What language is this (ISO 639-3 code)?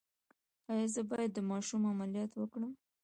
pus